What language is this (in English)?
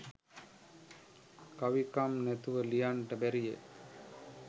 Sinhala